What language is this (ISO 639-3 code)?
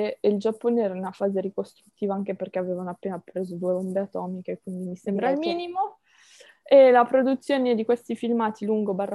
ita